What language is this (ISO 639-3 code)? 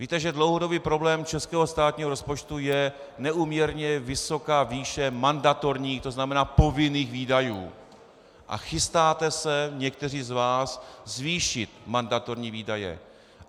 ces